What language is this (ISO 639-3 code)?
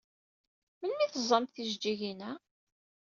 kab